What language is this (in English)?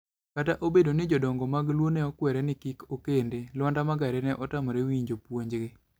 Luo (Kenya and Tanzania)